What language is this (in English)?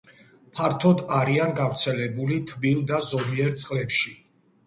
Georgian